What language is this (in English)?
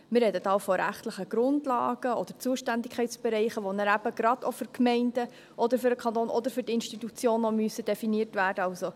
Swiss German